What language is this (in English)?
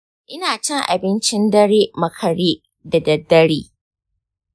Hausa